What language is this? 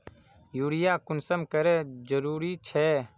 Magahi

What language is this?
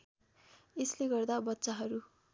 Nepali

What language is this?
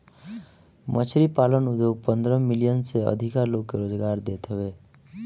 Bhojpuri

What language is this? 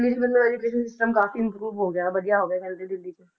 Punjabi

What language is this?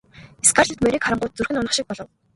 Mongolian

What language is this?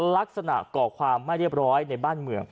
Thai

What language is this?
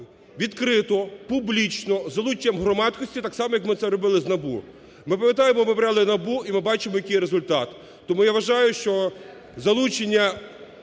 Ukrainian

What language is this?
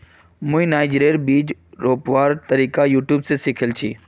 Magahi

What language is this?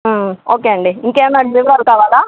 Telugu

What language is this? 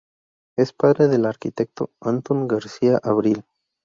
Spanish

